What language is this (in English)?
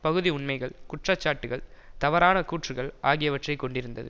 Tamil